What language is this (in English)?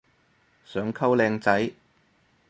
Cantonese